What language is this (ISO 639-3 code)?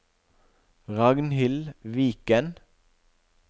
nor